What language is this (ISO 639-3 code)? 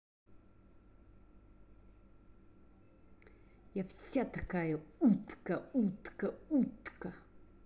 rus